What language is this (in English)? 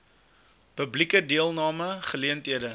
Afrikaans